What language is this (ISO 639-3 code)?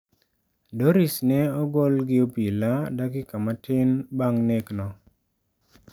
luo